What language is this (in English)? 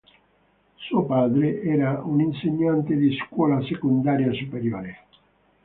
Italian